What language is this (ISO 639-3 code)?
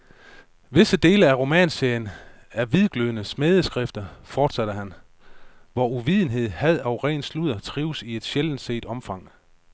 dan